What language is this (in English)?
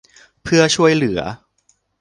Thai